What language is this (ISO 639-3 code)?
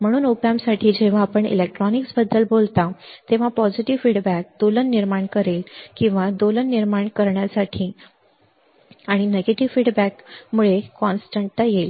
mar